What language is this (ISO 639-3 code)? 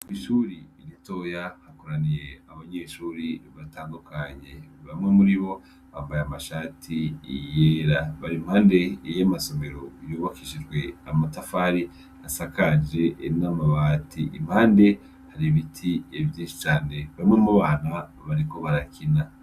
run